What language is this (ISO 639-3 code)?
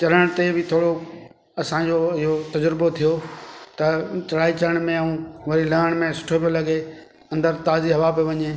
snd